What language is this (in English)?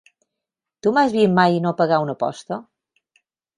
Catalan